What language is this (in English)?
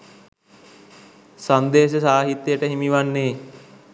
Sinhala